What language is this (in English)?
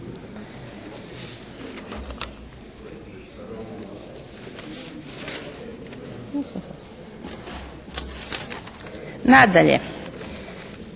Croatian